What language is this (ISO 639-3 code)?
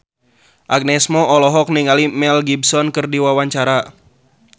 sun